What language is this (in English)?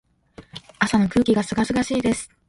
Japanese